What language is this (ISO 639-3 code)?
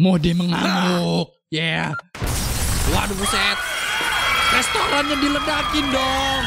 ind